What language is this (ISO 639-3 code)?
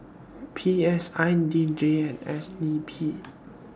eng